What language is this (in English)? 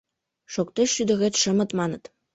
Mari